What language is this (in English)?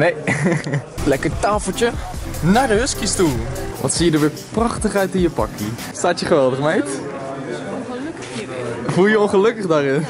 Dutch